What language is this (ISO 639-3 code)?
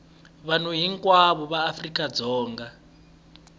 tso